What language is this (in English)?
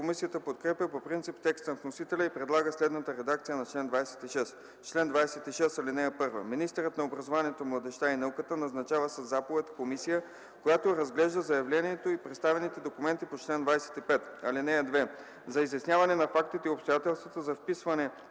Bulgarian